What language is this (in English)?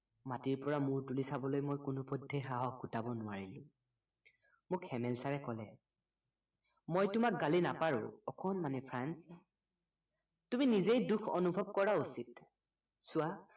Assamese